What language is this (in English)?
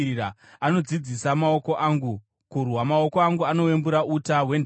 Shona